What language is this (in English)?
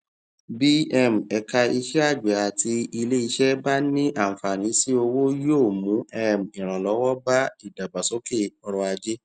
Yoruba